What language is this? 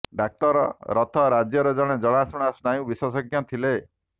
Odia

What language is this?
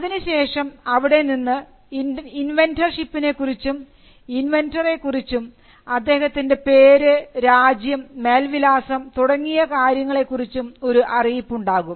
Malayalam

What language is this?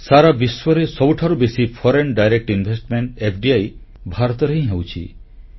Odia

